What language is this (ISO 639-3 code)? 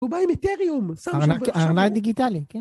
heb